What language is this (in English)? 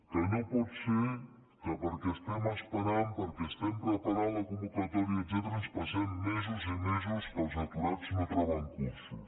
Catalan